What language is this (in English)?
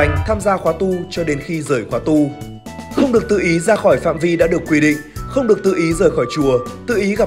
Vietnamese